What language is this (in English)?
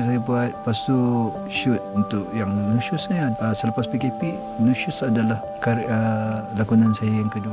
Malay